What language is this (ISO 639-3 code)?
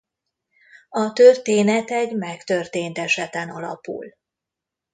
hun